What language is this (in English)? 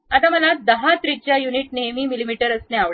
Marathi